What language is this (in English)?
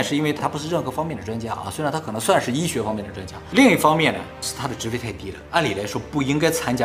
Chinese